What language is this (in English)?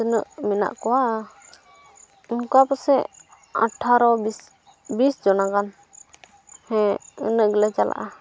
Santali